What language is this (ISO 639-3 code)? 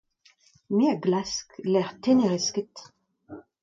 bre